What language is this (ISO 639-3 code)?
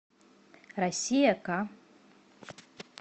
rus